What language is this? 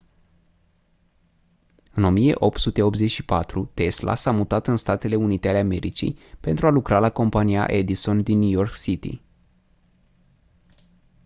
Romanian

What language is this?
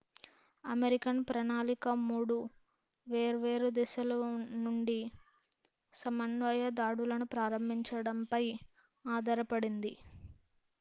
Telugu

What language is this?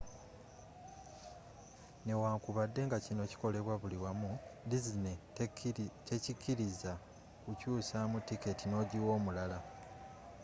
Ganda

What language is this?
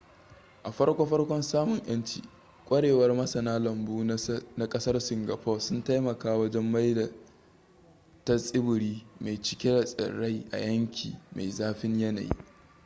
Hausa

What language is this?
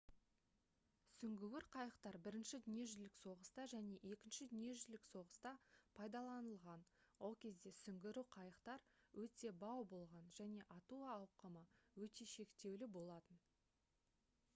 Kazakh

